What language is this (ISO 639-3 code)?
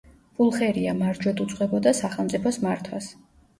kat